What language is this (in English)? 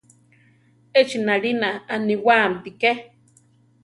Central Tarahumara